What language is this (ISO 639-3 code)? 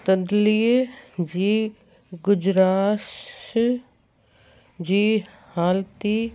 snd